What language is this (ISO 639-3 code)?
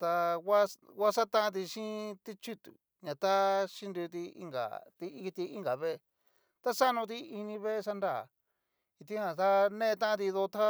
miu